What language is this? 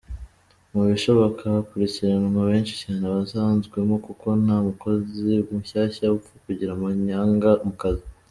Kinyarwanda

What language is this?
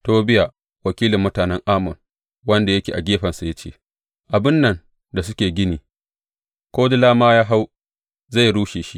Hausa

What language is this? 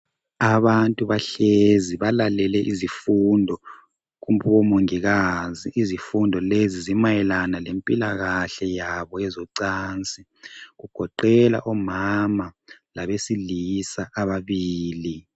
North Ndebele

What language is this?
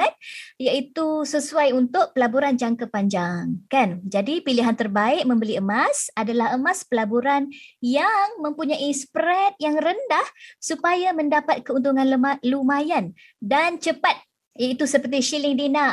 Malay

